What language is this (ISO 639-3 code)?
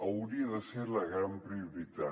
cat